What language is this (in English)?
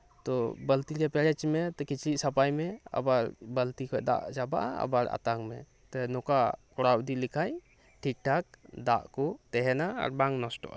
Santali